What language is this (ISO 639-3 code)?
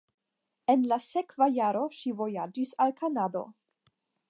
epo